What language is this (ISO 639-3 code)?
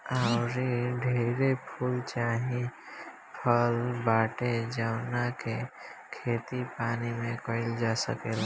bho